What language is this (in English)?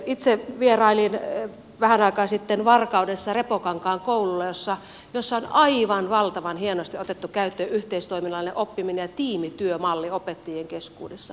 Finnish